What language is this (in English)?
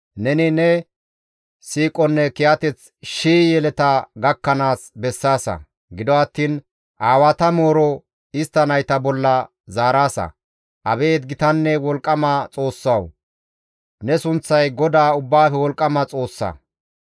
Gamo